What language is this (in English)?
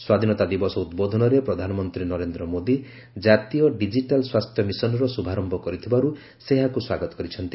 Odia